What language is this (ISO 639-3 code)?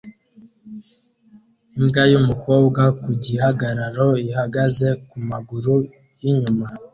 kin